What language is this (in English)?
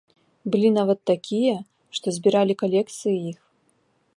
Belarusian